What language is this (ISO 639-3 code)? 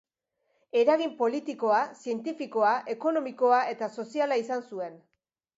eus